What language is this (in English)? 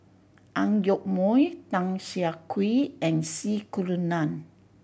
English